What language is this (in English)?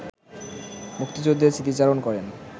Bangla